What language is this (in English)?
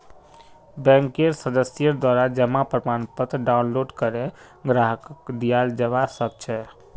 Magahi